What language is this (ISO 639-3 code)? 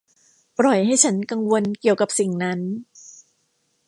tha